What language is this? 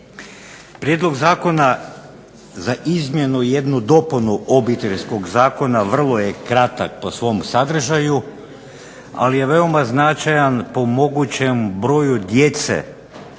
Croatian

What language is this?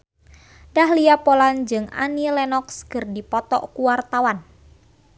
Sundanese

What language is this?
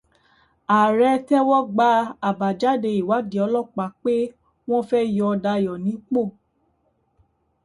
Yoruba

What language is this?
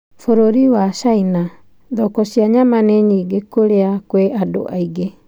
Kikuyu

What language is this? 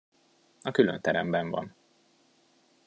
Hungarian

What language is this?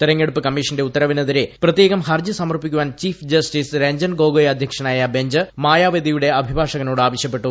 Malayalam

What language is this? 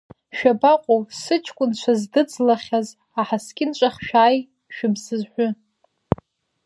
Abkhazian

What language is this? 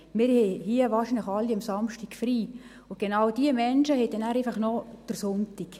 Swiss German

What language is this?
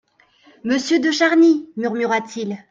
French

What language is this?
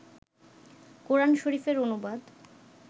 Bangla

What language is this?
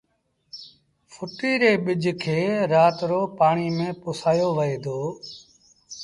Sindhi Bhil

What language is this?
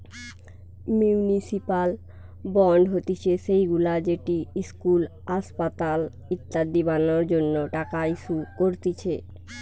Bangla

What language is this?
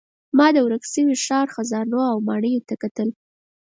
Pashto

